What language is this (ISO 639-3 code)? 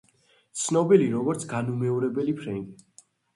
kat